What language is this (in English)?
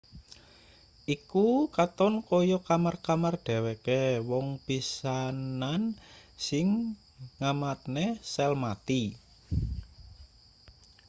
Javanese